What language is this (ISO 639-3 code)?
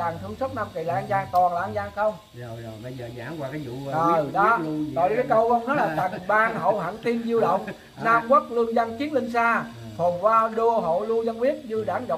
vie